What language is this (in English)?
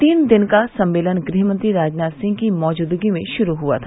Hindi